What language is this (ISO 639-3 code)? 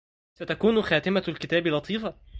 ara